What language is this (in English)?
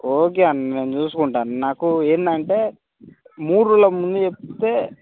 Telugu